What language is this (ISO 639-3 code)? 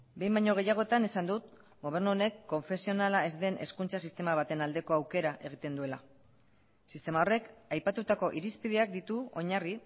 eus